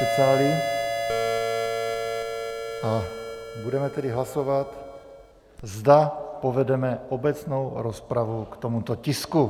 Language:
Czech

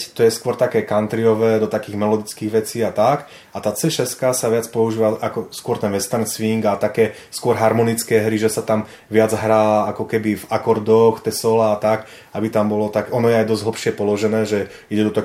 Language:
Czech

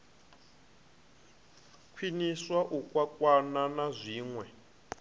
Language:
Venda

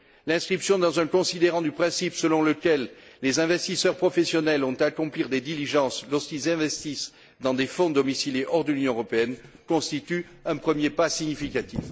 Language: French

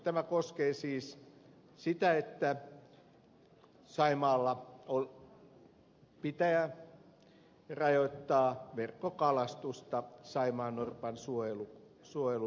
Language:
Finnish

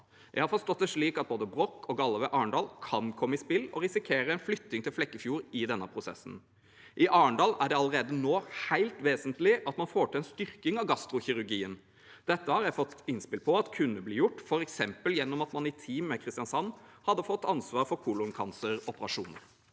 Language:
Norwegian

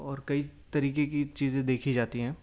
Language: Urdu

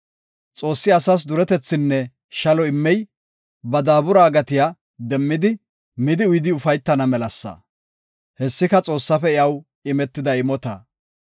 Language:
Gofa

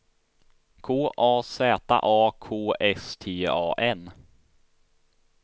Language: Swedish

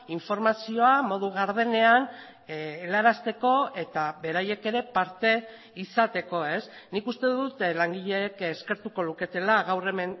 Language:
Basque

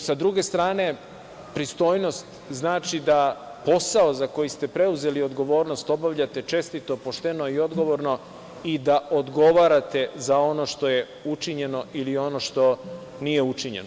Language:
Serbian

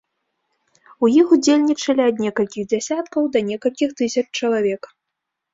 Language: Belarusian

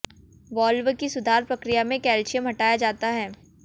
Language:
Hindi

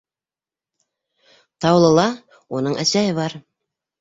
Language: Bashkir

